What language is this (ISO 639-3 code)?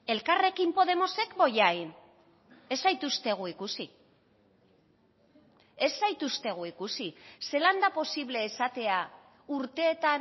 eus